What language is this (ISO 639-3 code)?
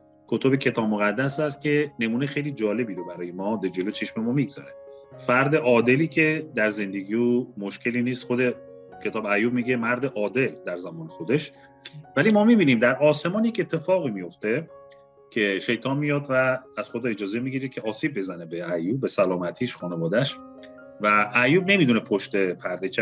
fas